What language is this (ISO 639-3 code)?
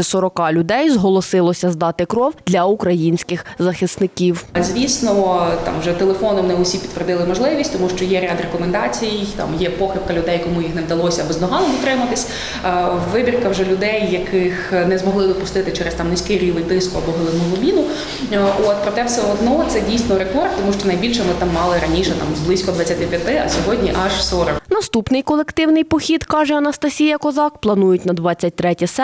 ukr